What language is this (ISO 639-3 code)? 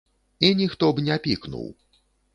bel